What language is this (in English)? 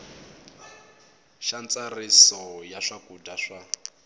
Tsonga